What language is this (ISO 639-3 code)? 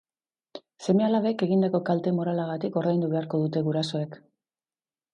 eus